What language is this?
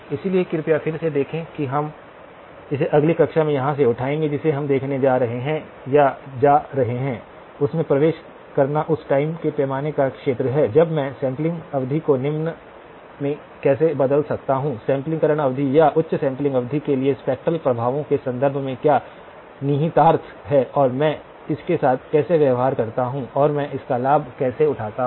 Hindi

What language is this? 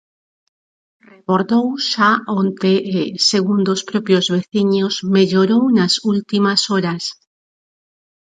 Galician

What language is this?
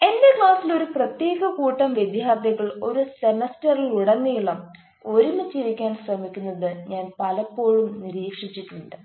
Malayalam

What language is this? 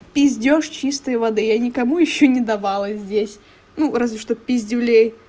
Russian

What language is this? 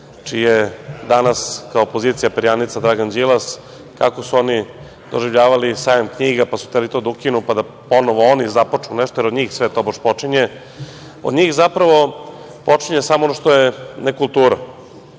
Serbian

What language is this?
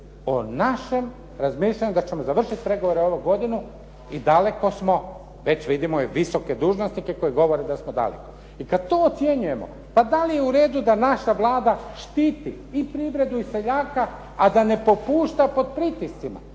Croatian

